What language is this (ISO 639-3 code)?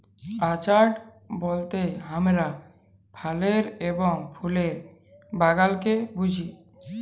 ben